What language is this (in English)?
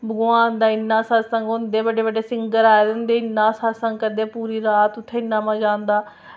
Dogri